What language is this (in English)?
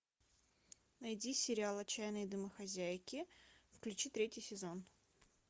Russian